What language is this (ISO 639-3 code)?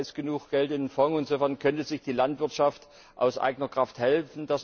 deu